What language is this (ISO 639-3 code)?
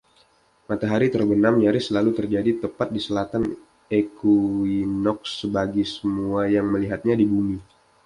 ind